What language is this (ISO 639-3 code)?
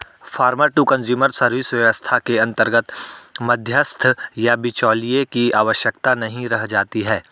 hin